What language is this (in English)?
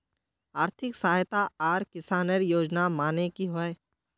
Magahi